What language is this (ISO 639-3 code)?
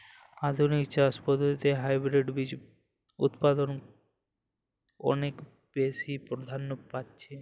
ben